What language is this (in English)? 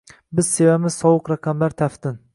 Uzbek